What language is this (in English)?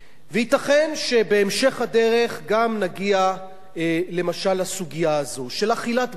Hebrew